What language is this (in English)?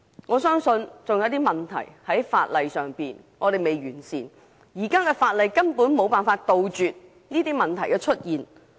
Cantonese